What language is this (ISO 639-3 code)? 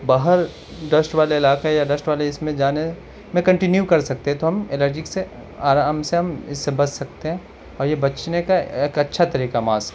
urd